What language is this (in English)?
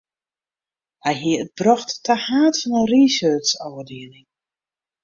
Western Frisian